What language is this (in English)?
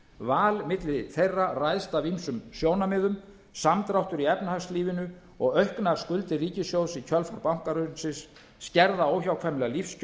Icelandic